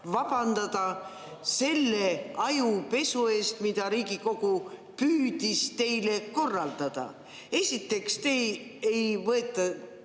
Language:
Estonian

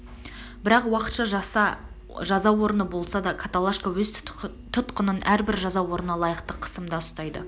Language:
Kazakh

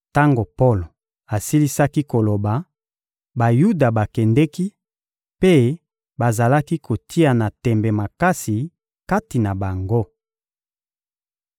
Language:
Lingala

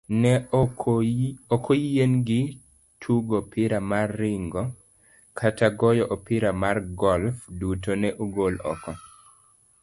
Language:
Luo (Kenya and Tanzania)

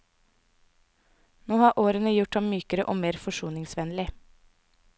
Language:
Norwegian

